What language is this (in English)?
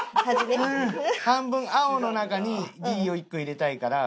Japanese